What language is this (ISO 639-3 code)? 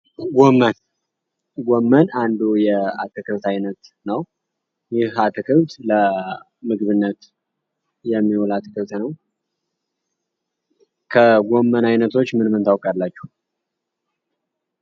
amh